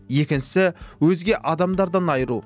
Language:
Kazakh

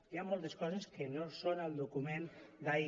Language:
Catalan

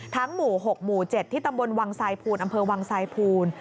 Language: Thai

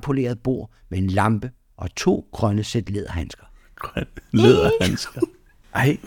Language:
Danish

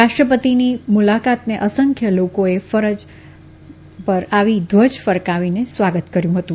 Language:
Gujarati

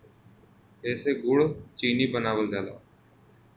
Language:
Bhojpuri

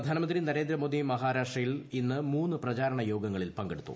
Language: Malayalam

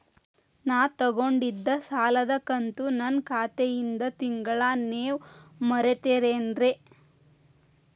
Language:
Kannada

